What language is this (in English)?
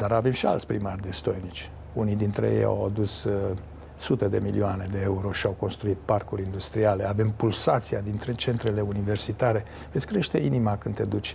Romanian